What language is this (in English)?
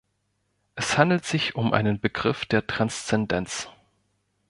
German